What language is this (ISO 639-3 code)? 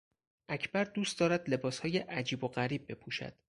fas